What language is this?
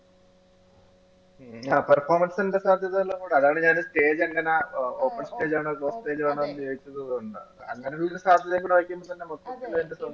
Malayalam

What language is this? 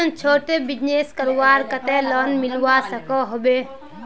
Magahi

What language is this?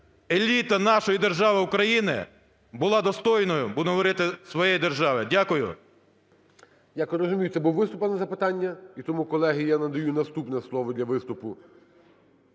Ukrainian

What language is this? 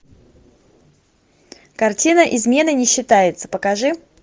Russian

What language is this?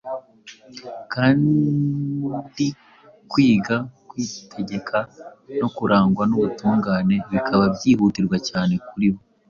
Kinyarwanda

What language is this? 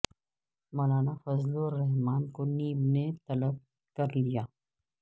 Urdu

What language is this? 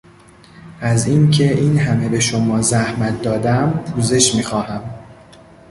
Persian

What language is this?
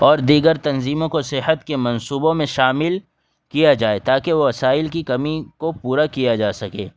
Urdu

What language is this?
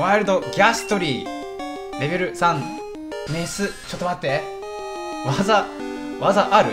Japanese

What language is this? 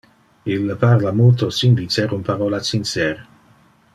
Interlingua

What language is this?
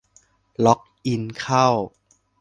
Thai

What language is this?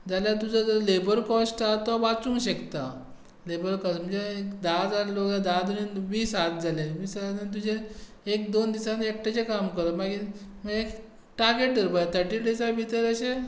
Konkani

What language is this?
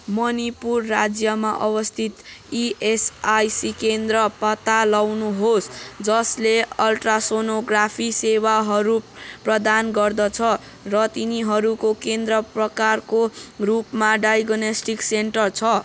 Nepali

